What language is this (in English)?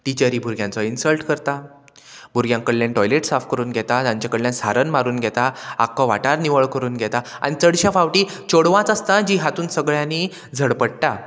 Konkani